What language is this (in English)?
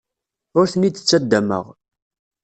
Kabyle